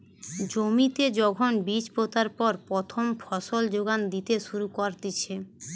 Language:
Bangla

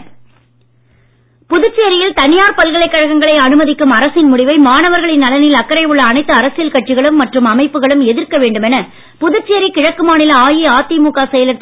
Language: Tamil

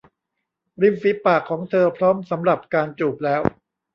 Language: Thai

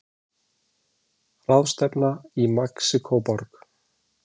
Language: Icelandic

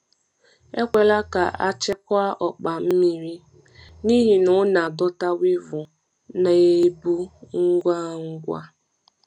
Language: Igbo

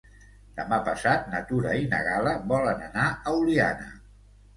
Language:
Catalan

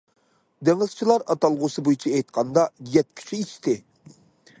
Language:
Uyghur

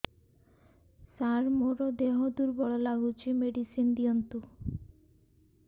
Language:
Odia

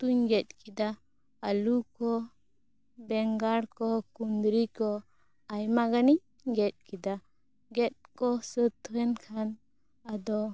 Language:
Santali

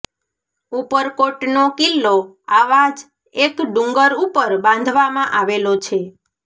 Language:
Gujarati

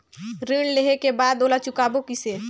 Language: Chhattisgarhi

